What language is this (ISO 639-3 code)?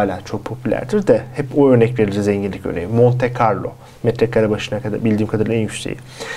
tur